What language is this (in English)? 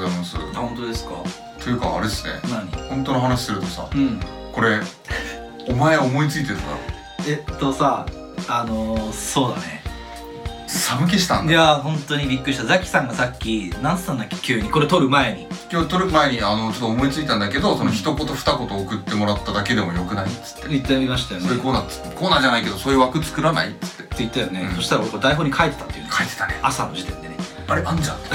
Japanese